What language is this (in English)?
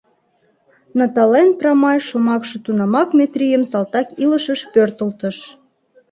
Mari